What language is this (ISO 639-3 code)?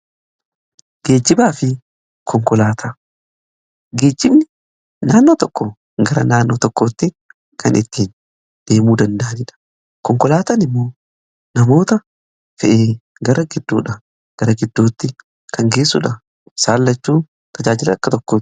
orm